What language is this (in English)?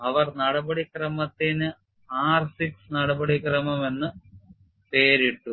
Malayalam